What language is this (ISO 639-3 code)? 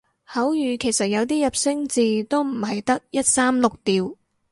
yue